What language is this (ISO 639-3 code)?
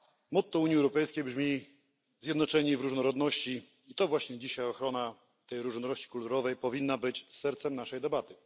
pol